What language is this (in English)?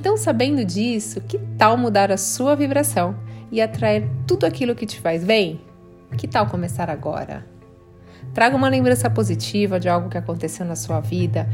Portuguese